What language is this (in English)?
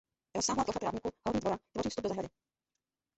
Czech